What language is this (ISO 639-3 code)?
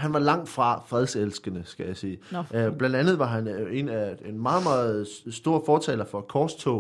dan